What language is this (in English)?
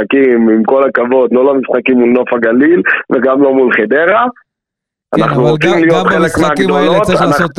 Hebrew